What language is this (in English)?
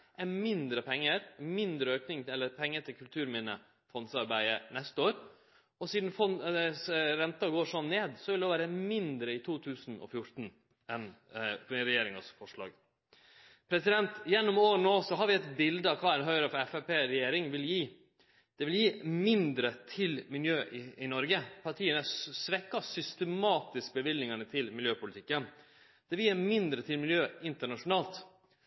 Norwegian Nynorsk